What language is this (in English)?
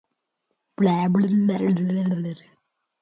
Swedish